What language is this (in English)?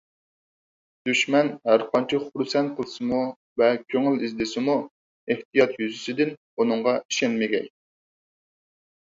Uyghur